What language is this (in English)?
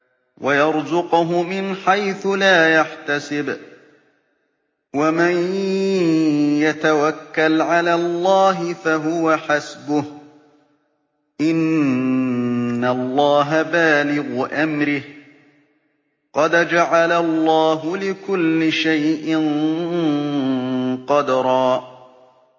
Arabic